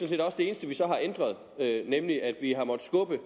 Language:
Danish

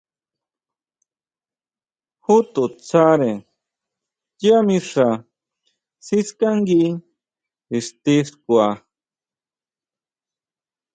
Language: Huautla Mazatec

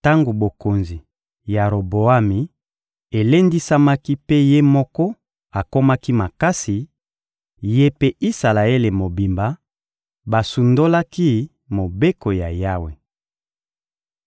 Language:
Lingala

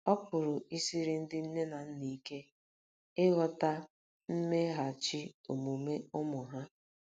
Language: Igbo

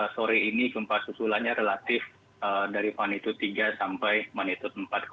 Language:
Indonesian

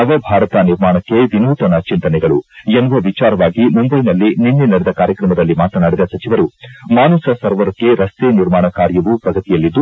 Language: Kannada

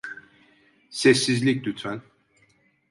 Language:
Turkish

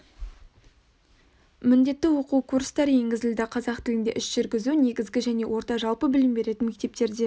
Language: Kazakh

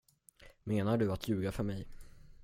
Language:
Swedish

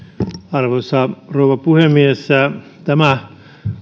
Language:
Finnish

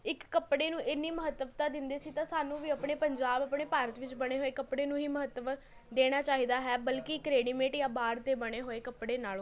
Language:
Punjabi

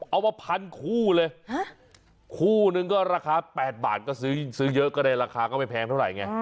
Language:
Thai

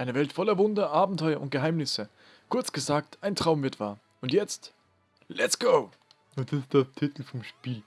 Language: German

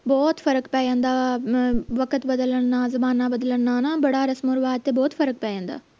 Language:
Punjabi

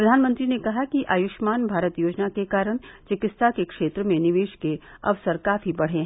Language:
Hindi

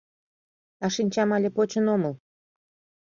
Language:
Mari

